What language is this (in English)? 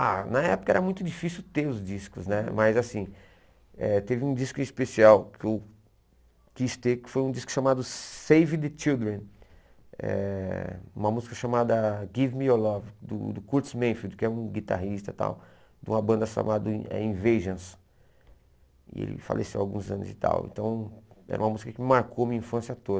Portuguese